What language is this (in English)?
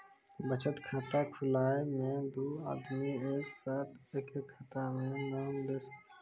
Maithili